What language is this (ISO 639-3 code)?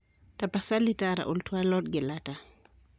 mas